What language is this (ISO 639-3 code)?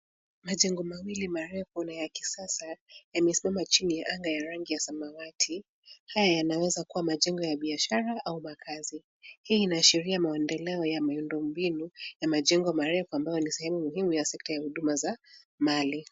swa